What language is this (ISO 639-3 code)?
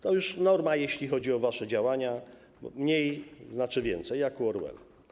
pol